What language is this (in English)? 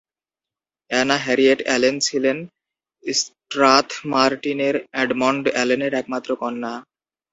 Bangla